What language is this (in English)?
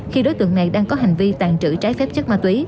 Vietnamese